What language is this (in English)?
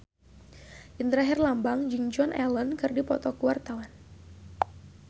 Sundanese